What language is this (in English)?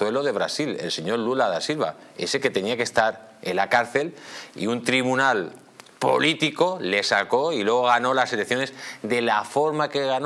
Spanish